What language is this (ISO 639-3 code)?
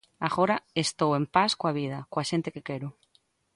glg